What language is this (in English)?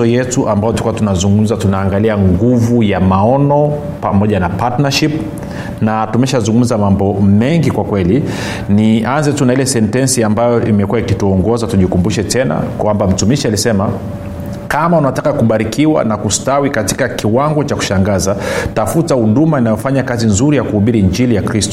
Swahili